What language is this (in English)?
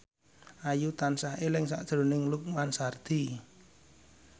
Javanese